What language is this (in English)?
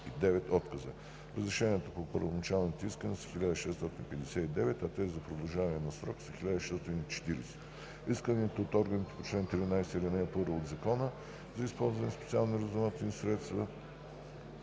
Bulgarian